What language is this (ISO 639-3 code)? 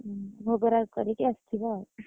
ori